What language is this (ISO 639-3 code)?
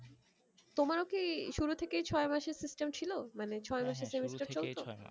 ben